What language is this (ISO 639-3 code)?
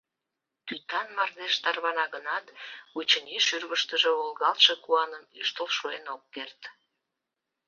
chm